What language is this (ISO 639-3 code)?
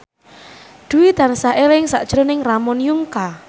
jav